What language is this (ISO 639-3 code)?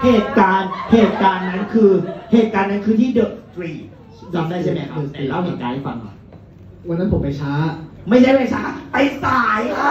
tha